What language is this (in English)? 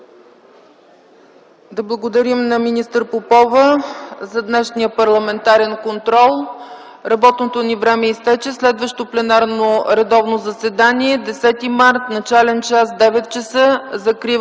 Bulgarian